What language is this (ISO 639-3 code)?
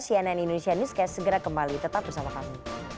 ind